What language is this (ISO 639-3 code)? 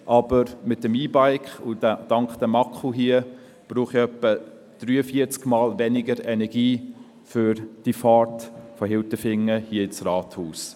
gsw